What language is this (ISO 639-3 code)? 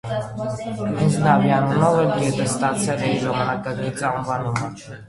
hye